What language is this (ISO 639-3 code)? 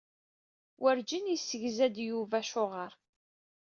kab